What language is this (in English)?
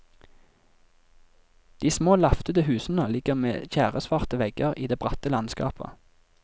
Norwegian